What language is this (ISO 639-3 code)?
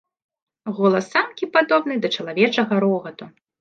bel